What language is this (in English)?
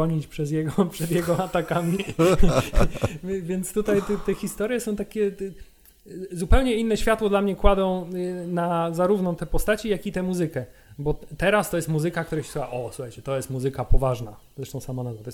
Polish